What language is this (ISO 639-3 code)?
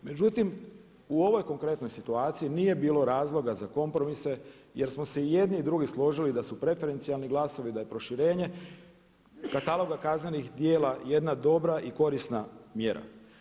hrv